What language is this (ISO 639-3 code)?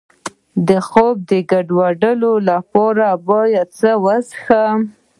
pus